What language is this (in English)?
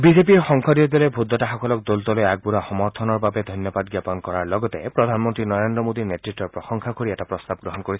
Assamese